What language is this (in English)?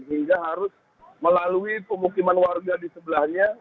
Indonesian